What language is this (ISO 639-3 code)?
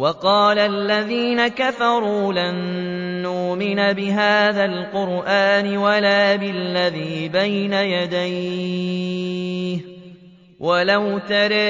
ara